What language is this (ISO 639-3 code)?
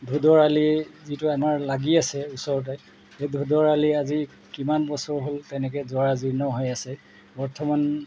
asm